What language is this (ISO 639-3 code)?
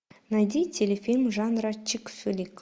rus